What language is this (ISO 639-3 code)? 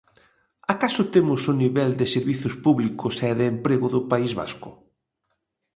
glg